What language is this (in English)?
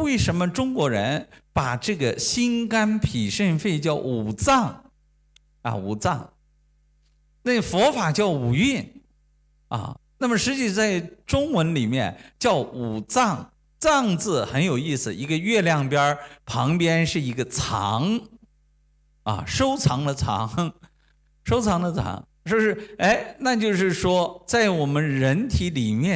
Chinese